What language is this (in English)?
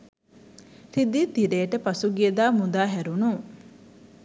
Sinhala